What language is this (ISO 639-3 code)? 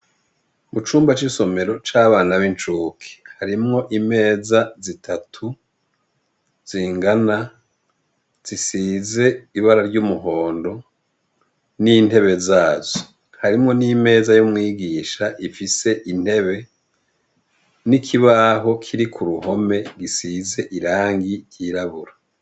run